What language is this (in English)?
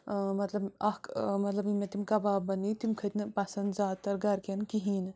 Kashmiri